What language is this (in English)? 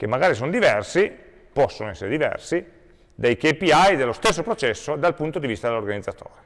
Italian